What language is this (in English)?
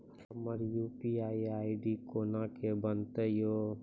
Maithili